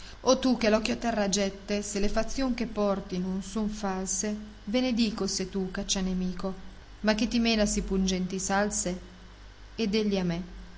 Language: Italian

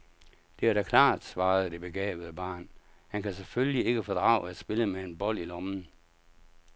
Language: Danish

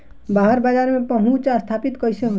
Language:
Bhojpuri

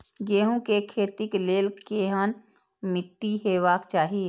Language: Maithili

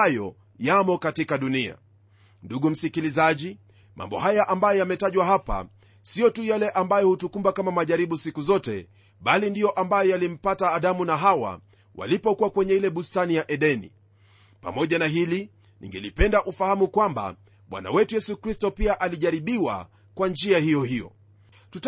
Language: Swahili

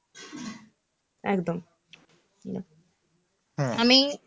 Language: Bangla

